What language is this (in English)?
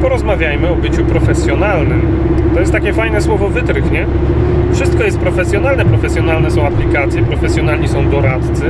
Polish